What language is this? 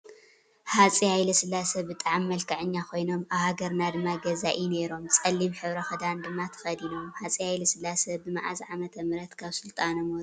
Tigrinya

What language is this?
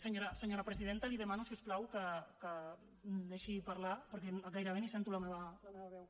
Catalan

